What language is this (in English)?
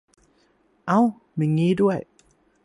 Thai